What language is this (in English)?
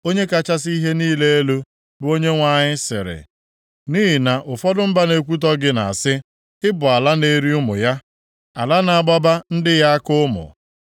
Igbo